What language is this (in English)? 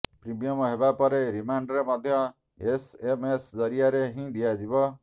Odia